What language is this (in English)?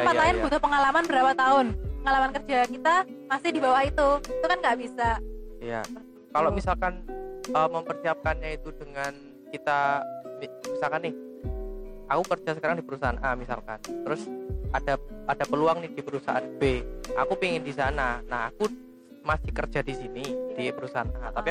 Indonesian